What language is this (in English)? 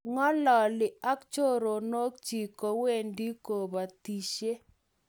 Kalenjin